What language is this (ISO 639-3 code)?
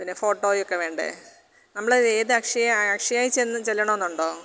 mal